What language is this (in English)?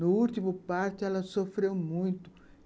Portuguese